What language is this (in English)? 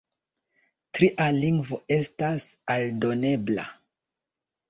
Esperanto